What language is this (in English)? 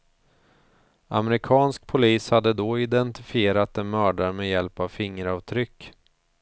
Swedish